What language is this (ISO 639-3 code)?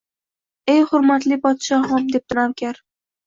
uzb